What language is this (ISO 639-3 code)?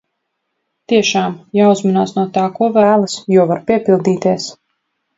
lav